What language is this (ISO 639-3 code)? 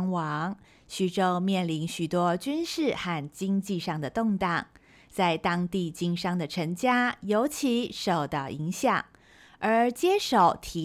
zho